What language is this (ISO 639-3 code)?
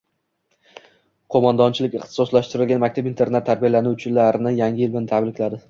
uzb